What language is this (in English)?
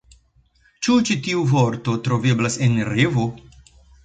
Esperanto